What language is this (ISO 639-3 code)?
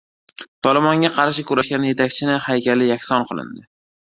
uzb